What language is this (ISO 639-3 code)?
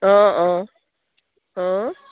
asm